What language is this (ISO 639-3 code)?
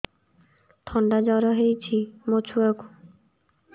ori